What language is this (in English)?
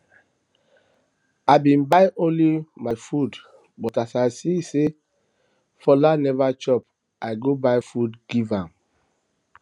Nigerian Pidgin